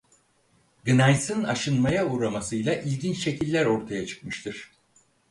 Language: Turkish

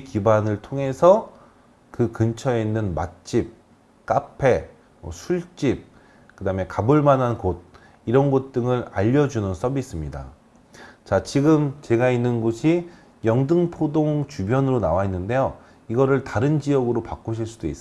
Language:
Korean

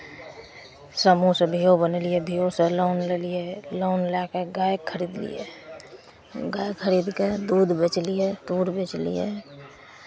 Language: Maithili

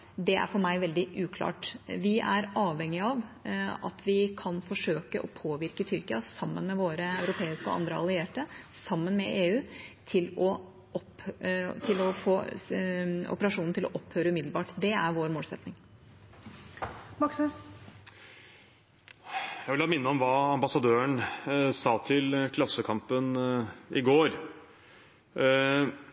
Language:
Norwegian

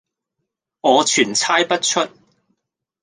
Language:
Cantonese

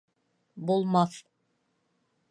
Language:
Bashkir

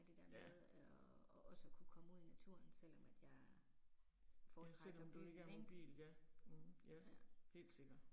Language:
Danish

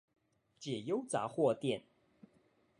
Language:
Chinese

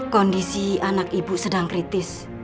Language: Indonesian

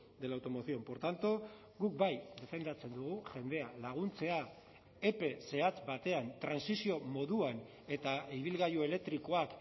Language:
Basque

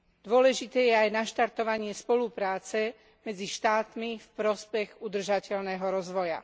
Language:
Slovak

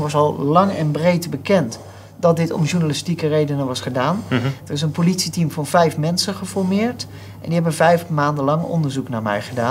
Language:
Dutch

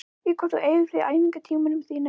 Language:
Icelandic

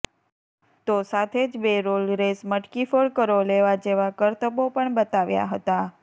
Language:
Gujarati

